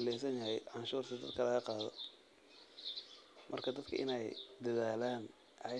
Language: Somali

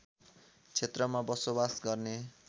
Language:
Nepali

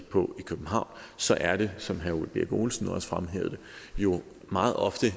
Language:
Danish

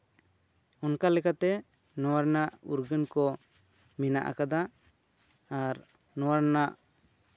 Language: Santali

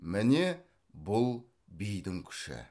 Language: Kazakh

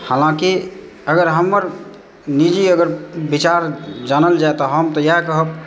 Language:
Maithili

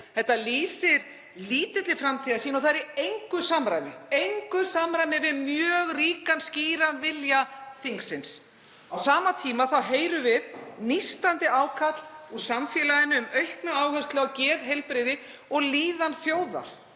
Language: Icelandic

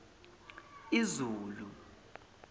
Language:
Zulu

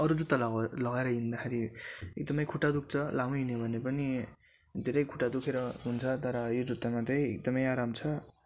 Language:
Nepali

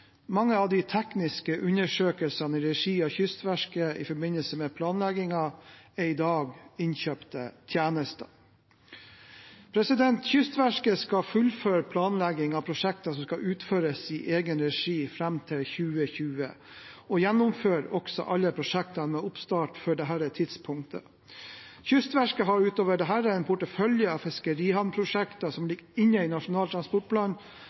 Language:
Norwegian Bokmål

